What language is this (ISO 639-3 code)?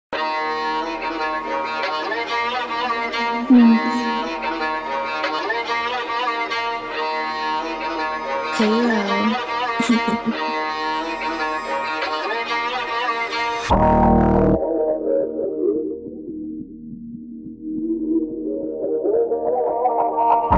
tha